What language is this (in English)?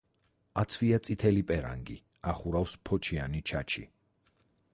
Georgian